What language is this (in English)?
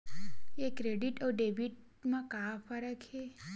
Chhattisgarhi